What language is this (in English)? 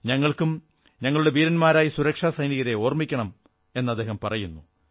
Malayalam